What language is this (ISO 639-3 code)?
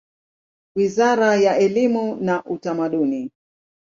swa